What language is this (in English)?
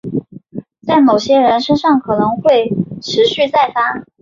Chinese